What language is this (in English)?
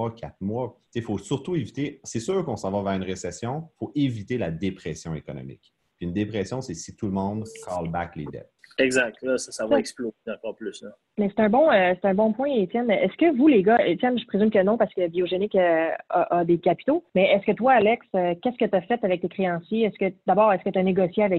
French